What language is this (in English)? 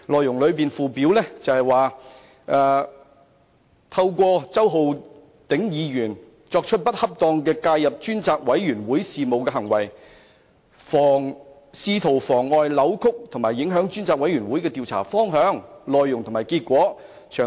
Cantonese